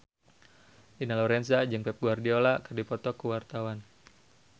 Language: Sundanese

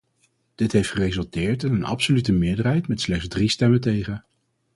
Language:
Dutch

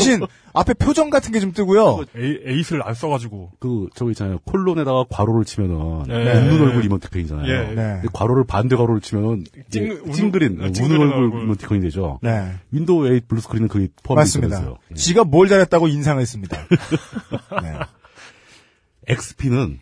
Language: Korean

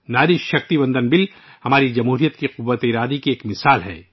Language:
Urdu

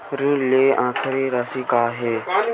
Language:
Chhattisgarhi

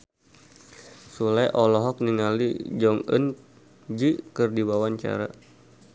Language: Sundanese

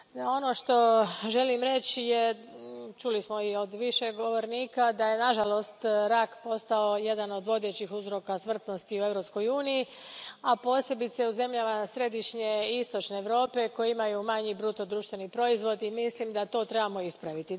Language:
Croatian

